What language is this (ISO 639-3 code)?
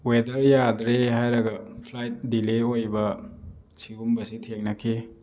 mni